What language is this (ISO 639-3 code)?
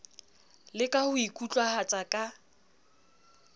sot